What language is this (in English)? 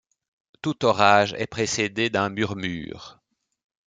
French